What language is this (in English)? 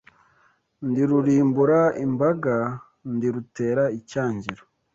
Kinyarwanda